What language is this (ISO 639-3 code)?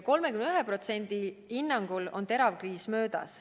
est